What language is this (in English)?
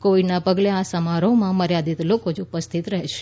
Gujarati